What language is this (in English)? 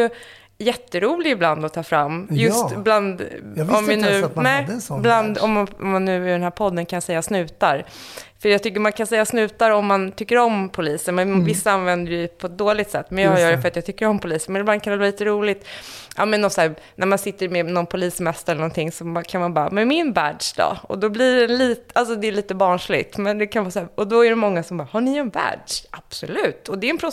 Swedish